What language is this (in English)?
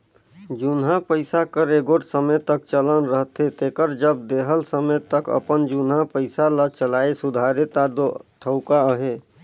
Chhattisgarhi